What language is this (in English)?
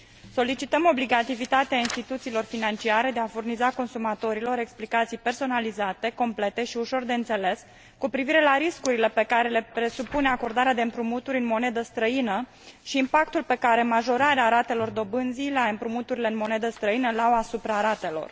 Romanian